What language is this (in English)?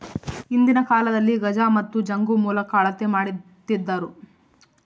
Kannada